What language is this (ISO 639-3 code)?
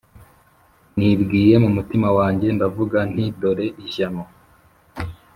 kin